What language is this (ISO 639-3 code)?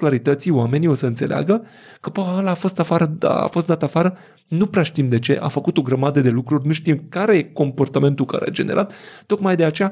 ron